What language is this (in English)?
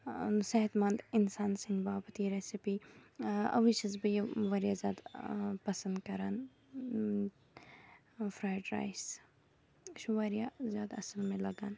Kashmiri